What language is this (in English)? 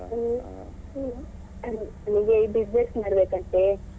Kannada